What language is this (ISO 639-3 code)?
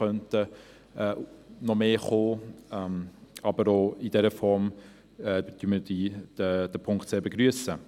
gsw